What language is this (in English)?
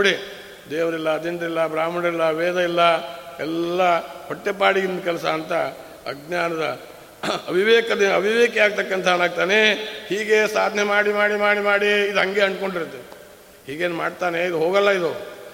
Kannada